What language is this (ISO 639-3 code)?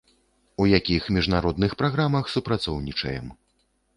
bel